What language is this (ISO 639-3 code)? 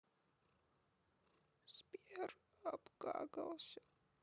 rus